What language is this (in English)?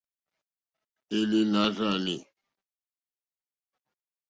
Mokpwe